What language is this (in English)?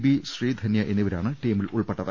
Malayalam